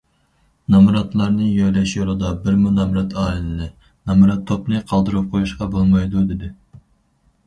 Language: Uyghur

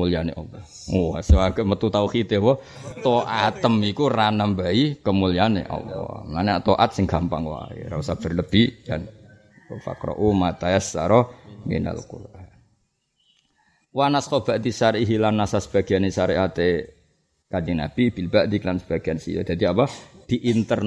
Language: Malay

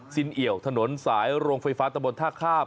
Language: Thai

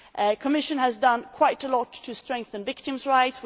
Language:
English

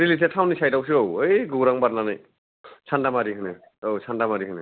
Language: Bodo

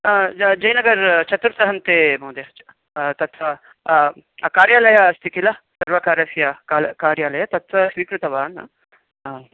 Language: Sanskrit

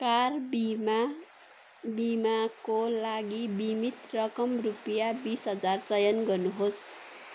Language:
Nepali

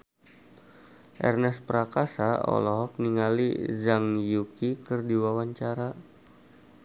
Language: Sundanese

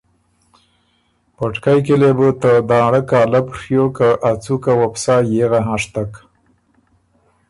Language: Ormuri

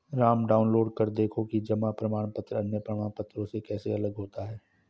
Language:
Hindi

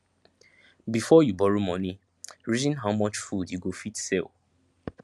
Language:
Nigerian Pidgin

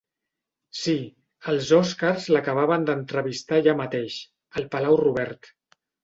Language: Catalan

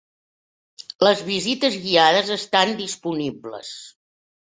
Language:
Catalan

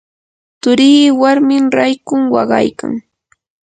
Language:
Yanahuanca Pasco Quechua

